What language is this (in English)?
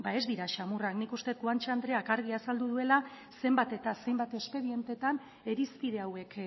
Basque